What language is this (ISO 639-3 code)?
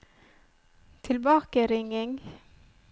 nor